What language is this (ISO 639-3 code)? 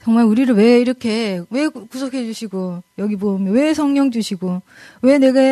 kor